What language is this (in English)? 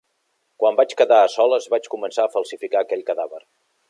Catalan